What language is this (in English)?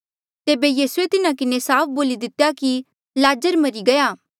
Mandeali